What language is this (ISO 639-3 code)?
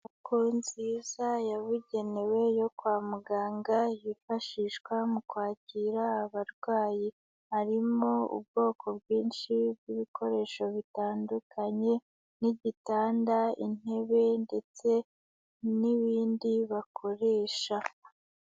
kin